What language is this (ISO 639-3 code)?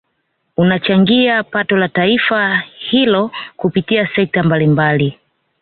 swa